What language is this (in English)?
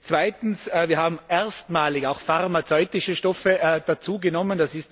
German